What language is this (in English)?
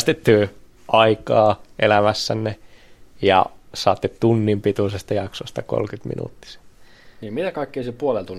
Finnish